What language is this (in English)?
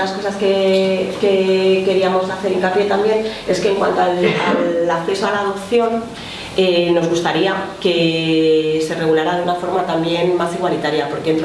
Spanish